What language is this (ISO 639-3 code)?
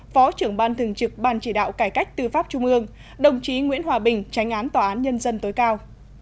vie